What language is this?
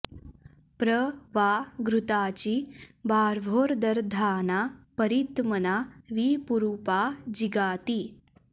Sanskrit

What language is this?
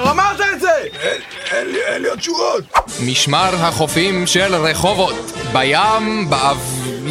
Hebrew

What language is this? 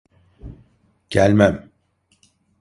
Turkish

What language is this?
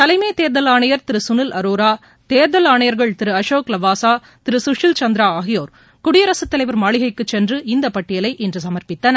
Tamil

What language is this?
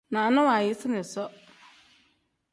Tem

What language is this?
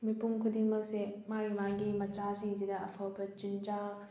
Manipuri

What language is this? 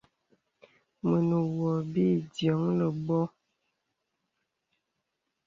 Bebele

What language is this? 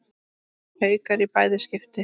Icelandic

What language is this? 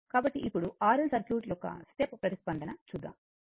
Telugu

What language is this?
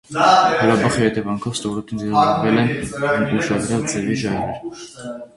Armenian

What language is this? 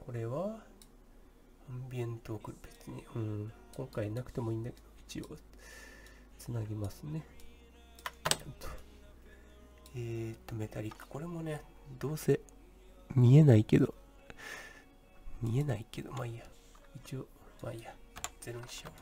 Japanese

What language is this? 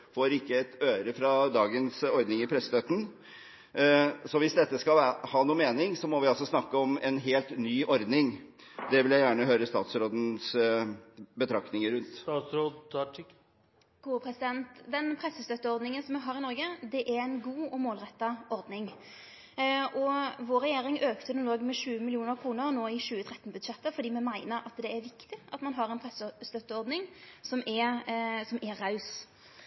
Norwegian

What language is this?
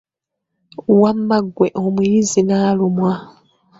Ganda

